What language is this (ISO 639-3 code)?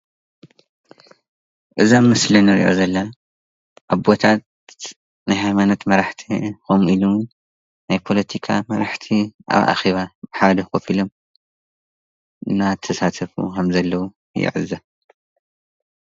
tir